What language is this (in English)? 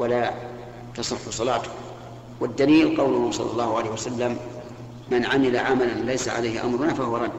Arabic